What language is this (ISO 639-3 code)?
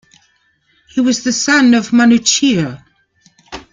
eng